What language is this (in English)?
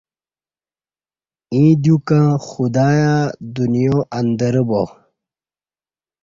Kati